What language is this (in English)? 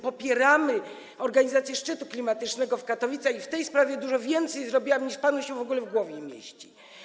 Polish